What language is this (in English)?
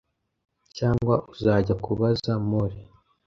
Kinyarwanda